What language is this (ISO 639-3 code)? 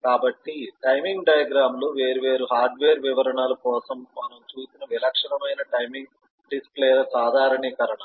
tel